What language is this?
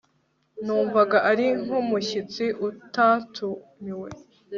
Kinyarwanda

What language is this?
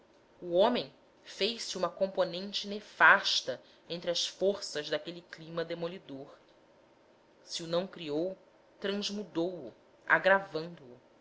Portuguese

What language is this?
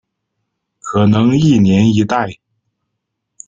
Chinese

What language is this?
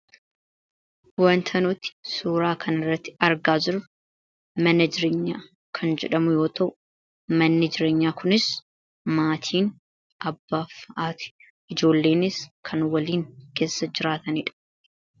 Oromo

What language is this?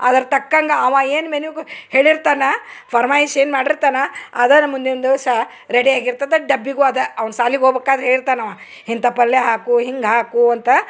Kannada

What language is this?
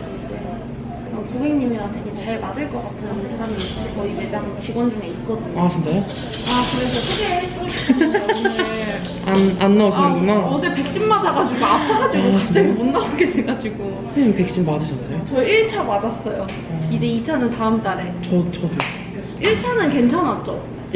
Korean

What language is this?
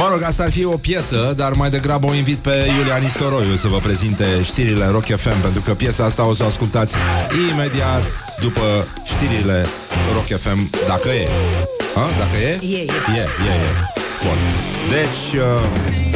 Romanian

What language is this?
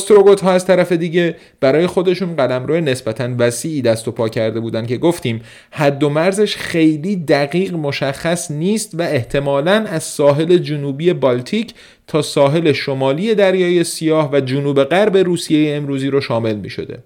Persian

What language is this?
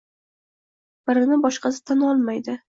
Uzbek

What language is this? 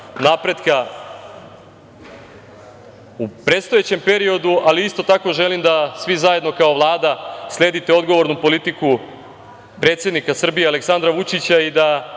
Serbian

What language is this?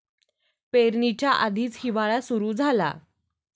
Marathi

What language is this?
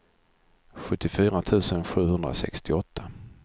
Swedish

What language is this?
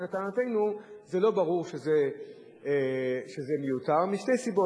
Hebrew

